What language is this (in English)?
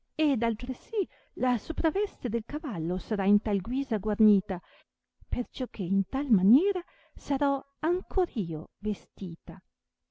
Italian